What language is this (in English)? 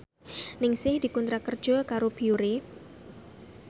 Javanese